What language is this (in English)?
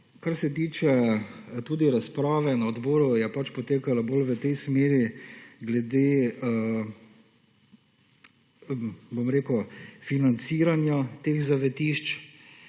Slovenian